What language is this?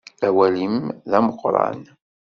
Kabyle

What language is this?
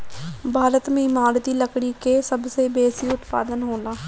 Bhojpuri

